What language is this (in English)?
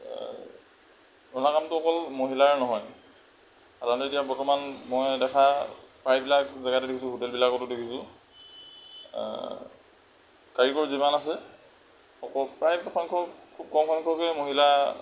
Assamese